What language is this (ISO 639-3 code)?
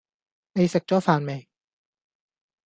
yue